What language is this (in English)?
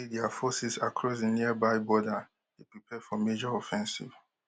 Nigerian Pidgin